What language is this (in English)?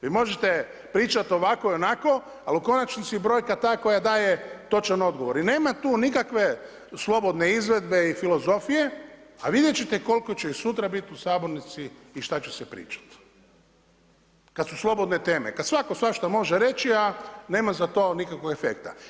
Croatian